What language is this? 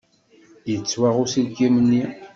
Kabyle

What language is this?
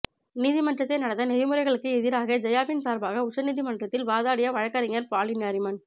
Tamil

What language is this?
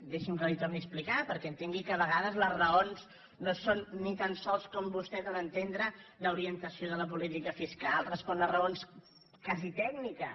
Catalan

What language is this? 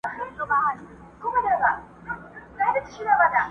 Pashto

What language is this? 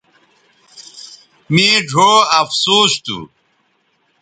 Bateri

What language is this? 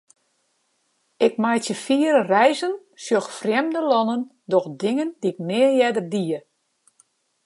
Western Frisian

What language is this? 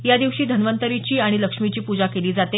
Marathi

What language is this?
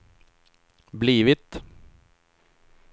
Swedish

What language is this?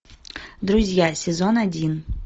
Russian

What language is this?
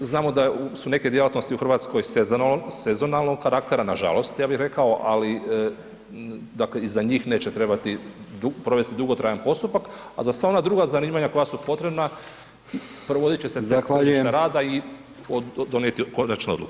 Croatian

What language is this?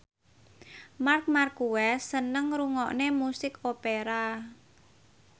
Javanese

